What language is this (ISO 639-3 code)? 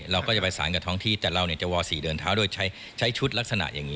tha